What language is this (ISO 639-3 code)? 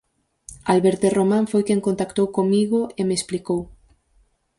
glg